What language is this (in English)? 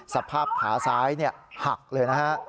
Thai